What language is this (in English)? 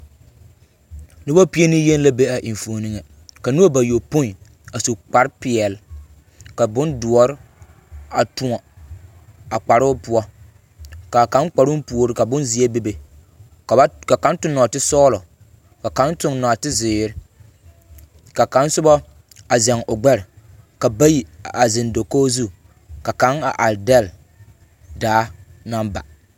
Southern Dagaare